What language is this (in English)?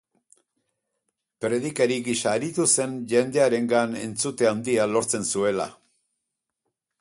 Basque